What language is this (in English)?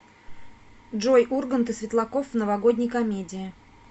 Russian